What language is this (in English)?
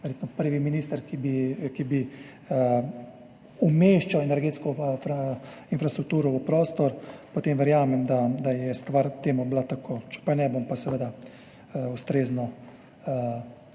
Slovenian